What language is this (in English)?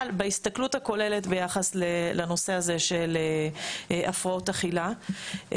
Hebrew